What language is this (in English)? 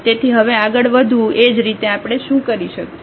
Gujarati